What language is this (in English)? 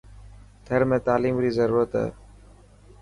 Dhatki